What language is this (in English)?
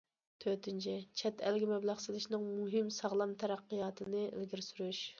Uyghur